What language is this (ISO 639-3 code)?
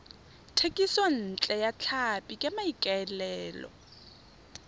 tsn